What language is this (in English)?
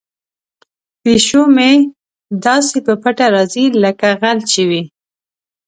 Pashto